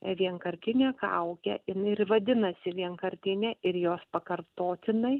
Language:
Lithuanian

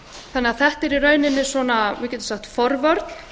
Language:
Icelandic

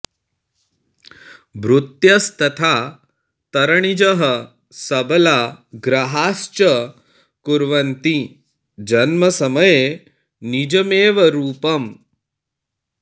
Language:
Sanskrit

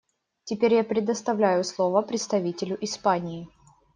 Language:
Russian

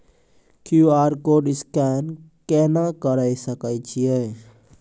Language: Maithili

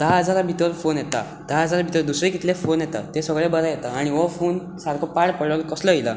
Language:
Konkani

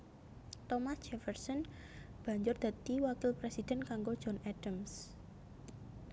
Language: Javanese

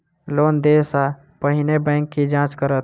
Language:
Maithili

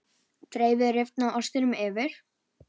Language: Icelandic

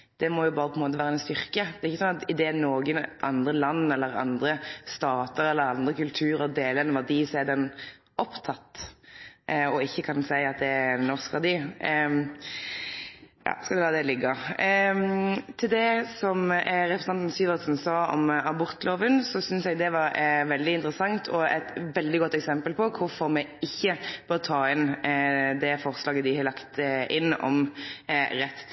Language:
Norwegian Nynorsk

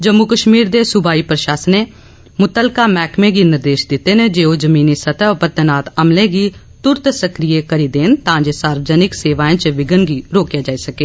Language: Dogri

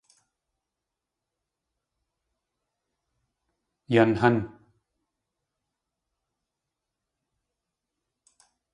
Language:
Tlingit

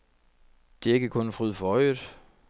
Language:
Danish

